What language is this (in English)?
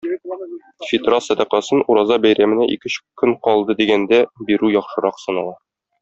Tatar